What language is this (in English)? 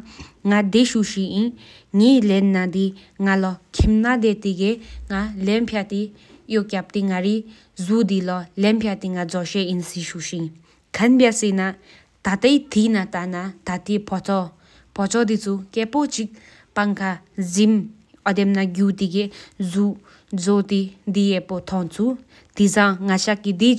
Sikkimese